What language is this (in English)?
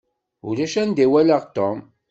Kabyle